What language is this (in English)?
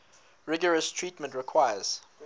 English